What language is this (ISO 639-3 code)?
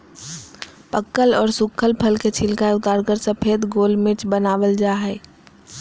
mag